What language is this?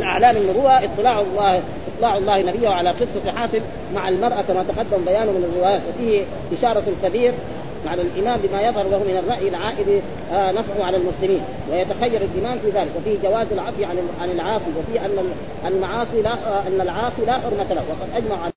Arabic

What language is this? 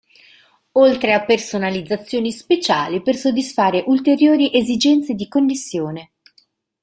Italian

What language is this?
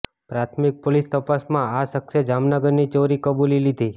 Gujarati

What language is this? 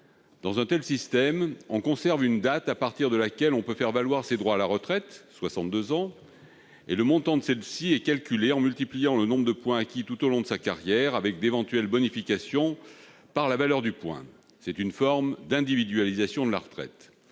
French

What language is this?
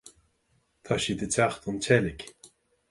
Irish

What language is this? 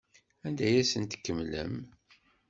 Kabyle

